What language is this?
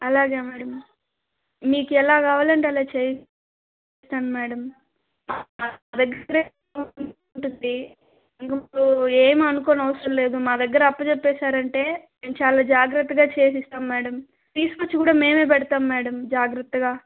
Telugu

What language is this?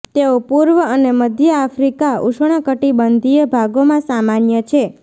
Gujarati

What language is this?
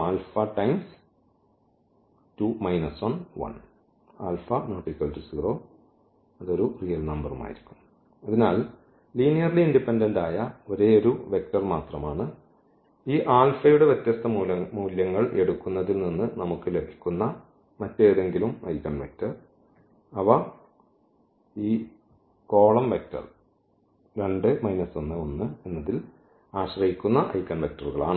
Malayalam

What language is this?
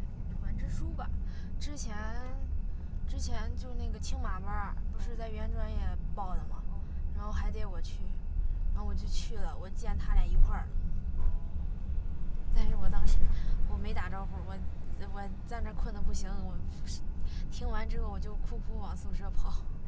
Chinese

